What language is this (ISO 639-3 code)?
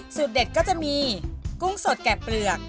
tha